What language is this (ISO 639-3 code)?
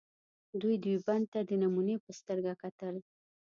pus